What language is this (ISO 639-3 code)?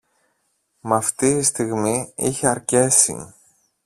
ell